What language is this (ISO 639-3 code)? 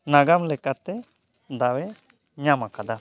sat